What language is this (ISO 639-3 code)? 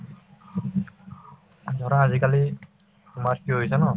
asm